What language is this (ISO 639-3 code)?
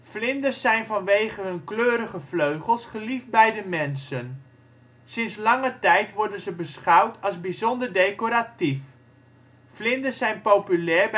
nld